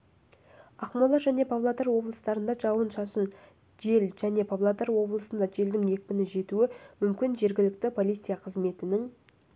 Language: Kazakh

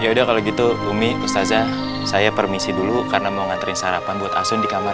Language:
Indonesian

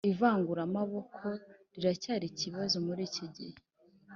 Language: Kinyarwanda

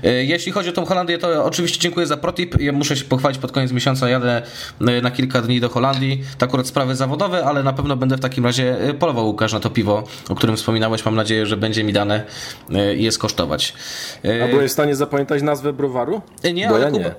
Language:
Polish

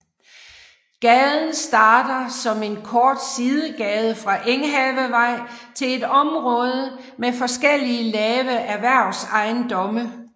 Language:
Danish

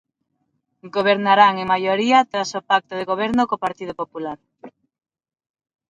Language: Galician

